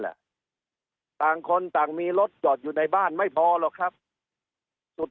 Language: Thai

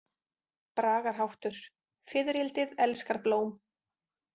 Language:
Icelandic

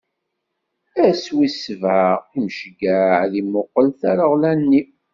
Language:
Kabyle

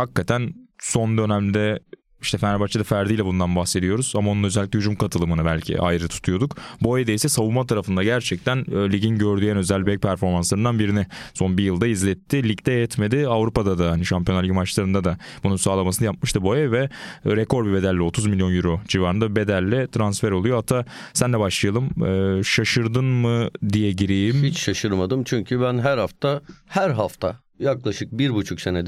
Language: Turkish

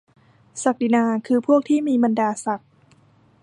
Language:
Thai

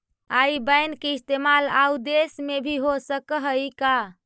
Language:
Magahi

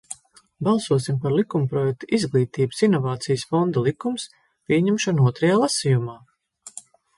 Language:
Latvian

